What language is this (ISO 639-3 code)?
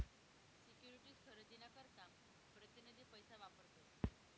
mar